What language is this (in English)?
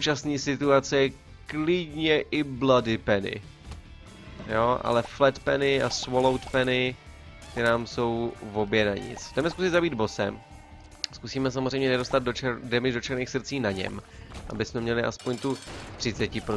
Czech